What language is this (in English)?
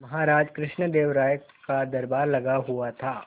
Hindi